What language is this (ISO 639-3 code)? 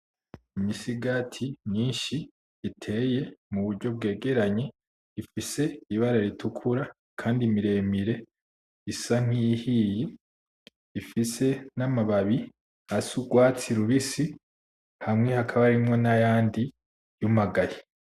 run